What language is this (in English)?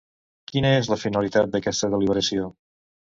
Catalan